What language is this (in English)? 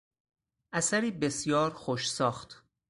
Persian